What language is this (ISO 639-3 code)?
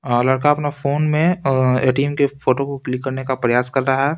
hin